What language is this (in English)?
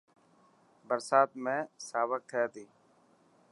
Dhatki